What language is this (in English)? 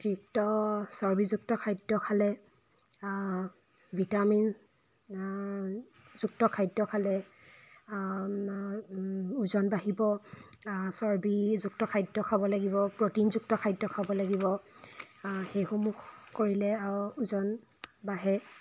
Assamese